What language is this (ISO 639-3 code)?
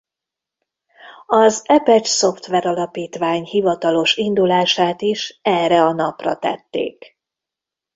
hun